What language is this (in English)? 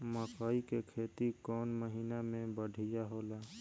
Bhojpuri